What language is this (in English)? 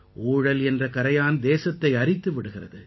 Tamil